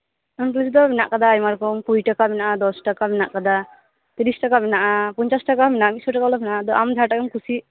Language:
Santali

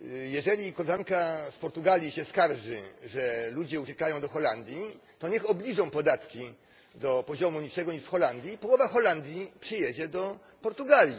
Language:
Polish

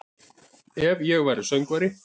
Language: Icelandic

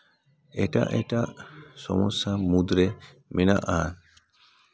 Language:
Santali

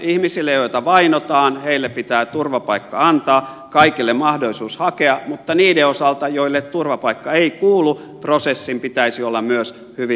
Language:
Finnish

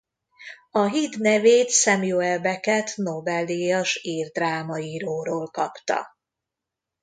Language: Hungarian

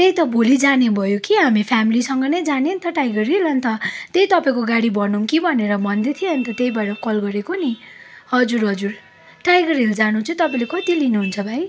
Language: Nepali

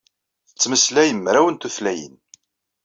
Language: Kabyle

